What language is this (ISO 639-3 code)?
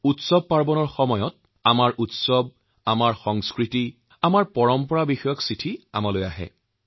asm